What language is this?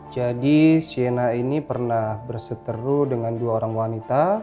Indonesian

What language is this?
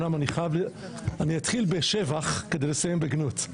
Hebrew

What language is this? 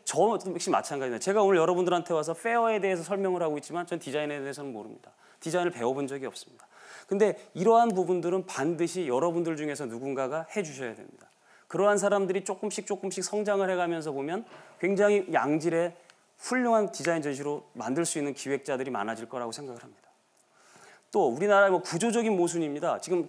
Korean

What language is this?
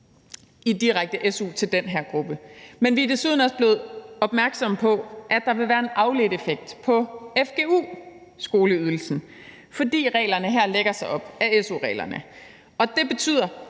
Danish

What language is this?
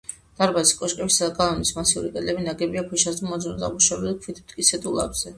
Georgian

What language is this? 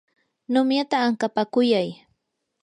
Yanahuanca Pasco Quechua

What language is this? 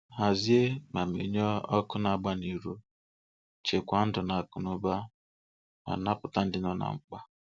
Igbo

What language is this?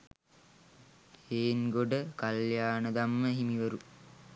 Sinhala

